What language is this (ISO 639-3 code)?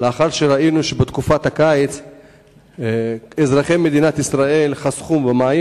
heb